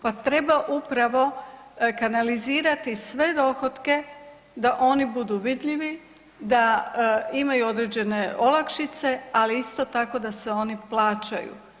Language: Croatian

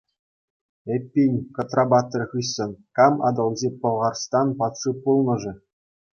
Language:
Chuvash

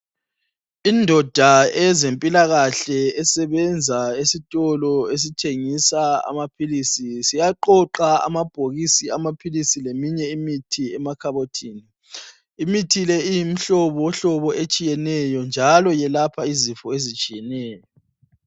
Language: North Ndebele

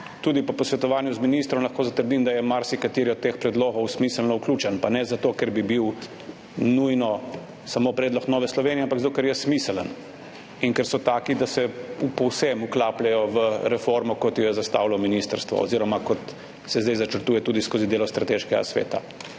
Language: Slovenian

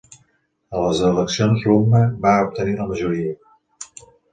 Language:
Catalan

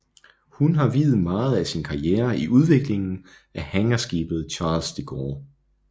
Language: Danish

